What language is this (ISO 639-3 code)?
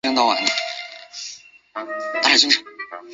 zho